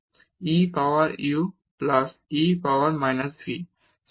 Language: Bangla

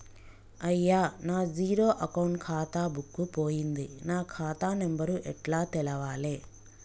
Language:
Telugu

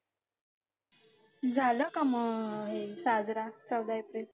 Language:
Marathi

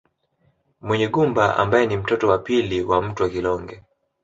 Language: Swahili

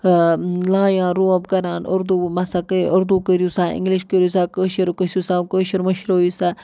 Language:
Kashmiri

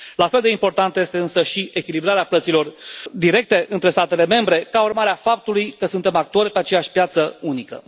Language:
Romanian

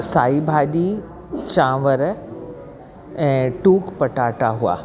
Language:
Sindhi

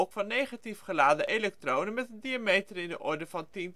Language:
Dutch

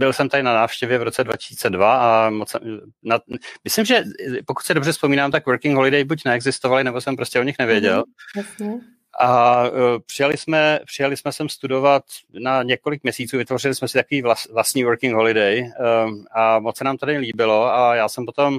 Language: Czech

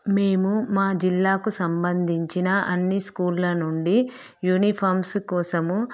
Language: Telugu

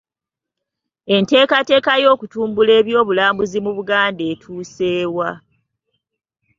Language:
Ganda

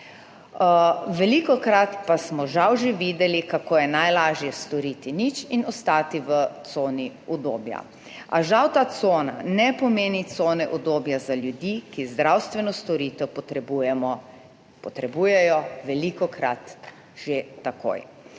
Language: Slovenian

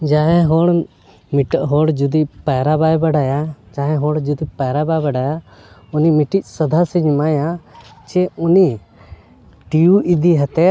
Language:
Santali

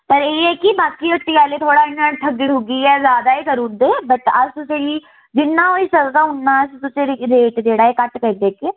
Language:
Dogri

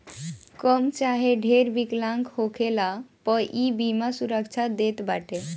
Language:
Bhojpuri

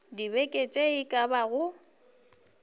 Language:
Northern Sotho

